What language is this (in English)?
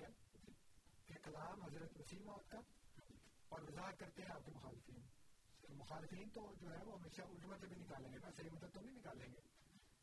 Urdu